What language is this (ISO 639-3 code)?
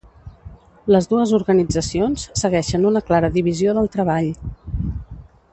cat